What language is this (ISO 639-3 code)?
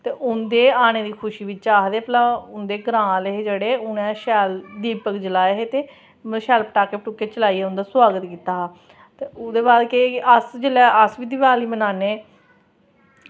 doi